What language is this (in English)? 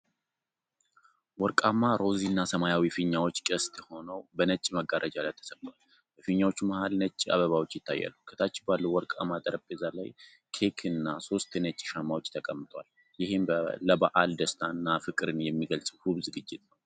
Amharic